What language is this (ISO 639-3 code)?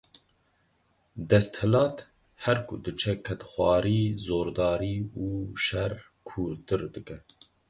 kur